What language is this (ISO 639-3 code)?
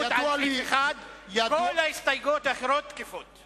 heb